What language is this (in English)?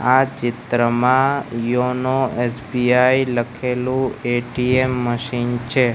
Gujarati